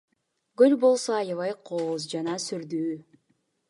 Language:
Kyrgyz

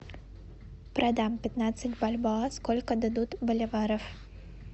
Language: Russian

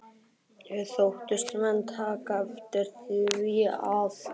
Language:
Icelandic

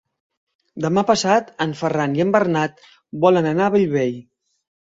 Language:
Catalan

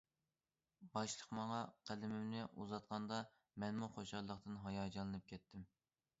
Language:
Uyghur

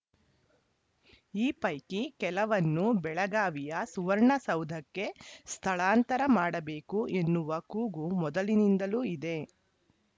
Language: Kannada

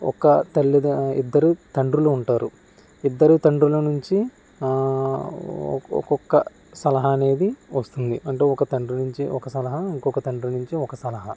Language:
Telugu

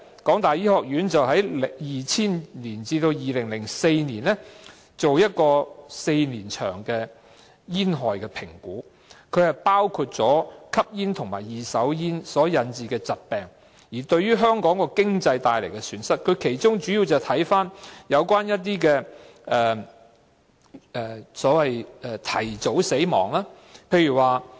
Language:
Cantonese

